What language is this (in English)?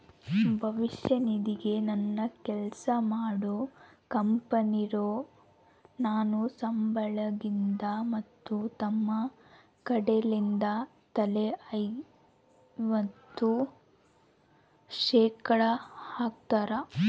Kannada